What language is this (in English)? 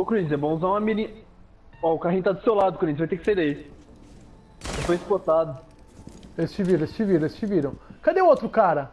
Portuguese